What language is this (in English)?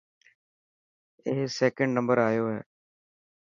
Dhatki